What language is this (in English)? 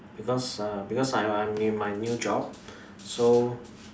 English